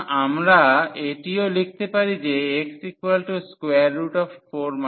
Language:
Bangla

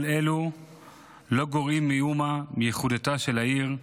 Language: Hebrew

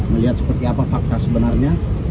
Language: Indonesian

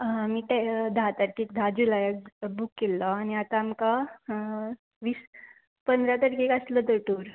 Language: Konkani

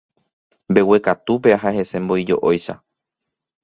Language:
Guarani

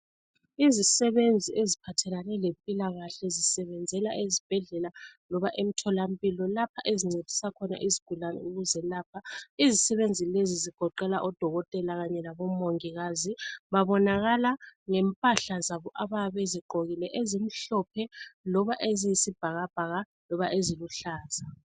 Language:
North Ndebele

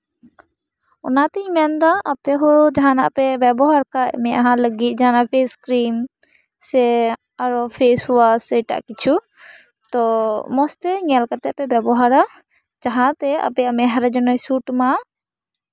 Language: Santali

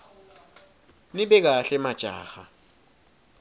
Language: Swati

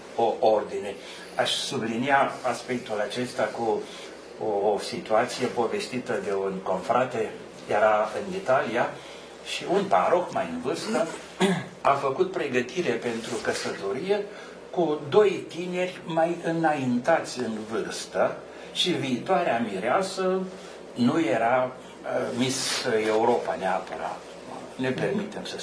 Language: Romanian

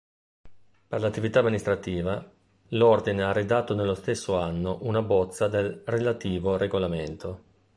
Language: Italian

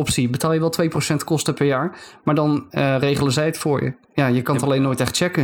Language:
Dutch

